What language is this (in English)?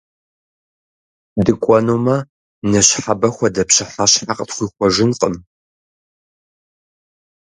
Kabardian